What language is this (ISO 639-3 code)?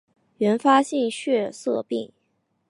zho